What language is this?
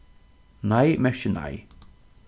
Faroese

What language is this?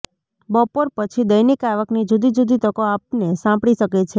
Gujarati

